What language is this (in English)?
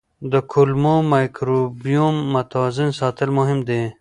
Pashto